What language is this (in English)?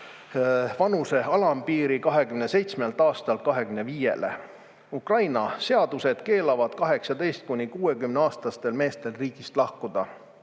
Estonian